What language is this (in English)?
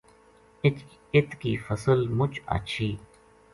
Gujari